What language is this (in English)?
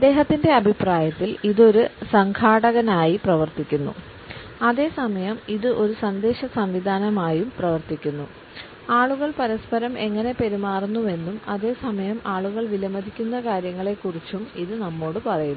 Malayalam